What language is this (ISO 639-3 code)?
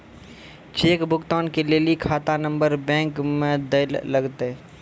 mai